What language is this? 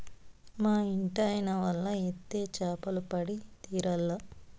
Telugu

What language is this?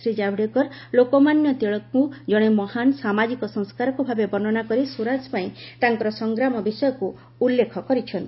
Odia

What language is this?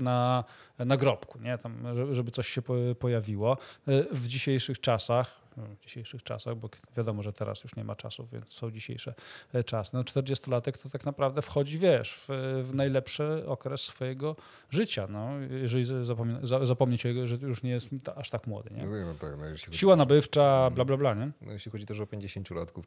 Polish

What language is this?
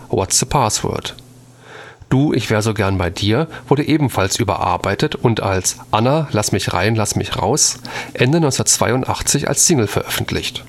German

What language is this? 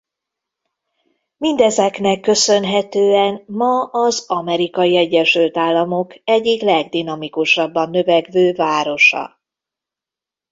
Hungarian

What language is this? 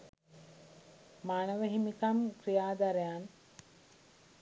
Sinhala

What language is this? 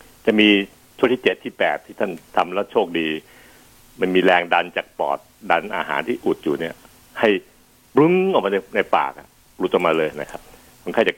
Thai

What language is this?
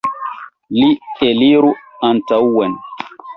Esperanto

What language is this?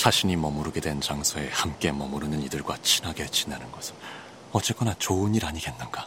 Korean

